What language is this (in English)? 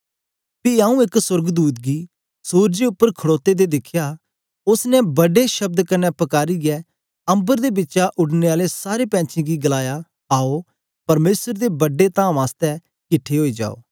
Dogri